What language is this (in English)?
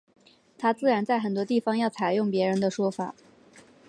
Chinese